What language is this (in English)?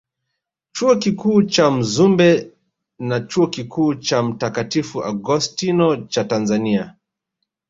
Swahili